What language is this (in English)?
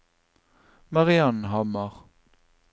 Norwegian